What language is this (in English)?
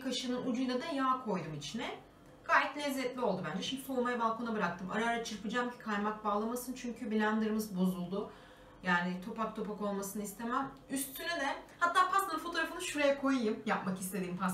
Turkish